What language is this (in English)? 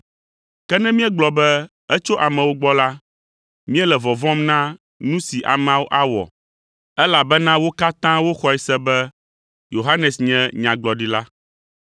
Ewe